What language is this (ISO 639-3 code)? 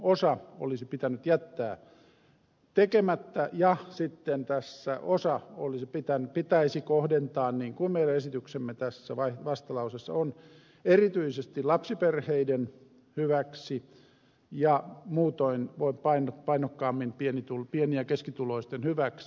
fin